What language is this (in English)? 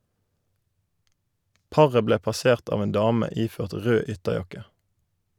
Norwegian